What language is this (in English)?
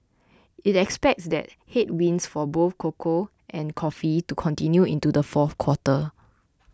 English